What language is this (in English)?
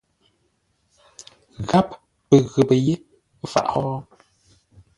Ngombale